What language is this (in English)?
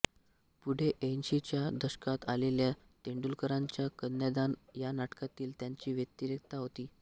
Marathi